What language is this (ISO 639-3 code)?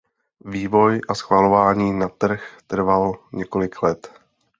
ces